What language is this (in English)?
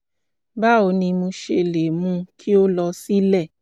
Yoruba